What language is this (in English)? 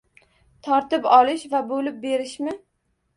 Uzbek